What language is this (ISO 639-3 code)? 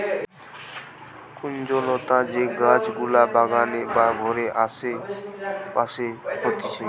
ben